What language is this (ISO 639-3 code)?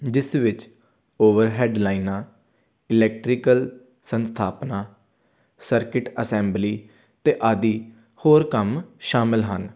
pan